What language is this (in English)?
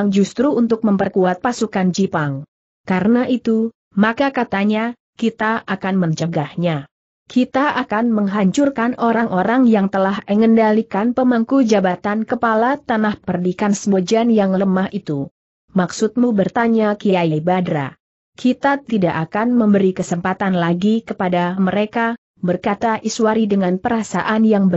Indonesian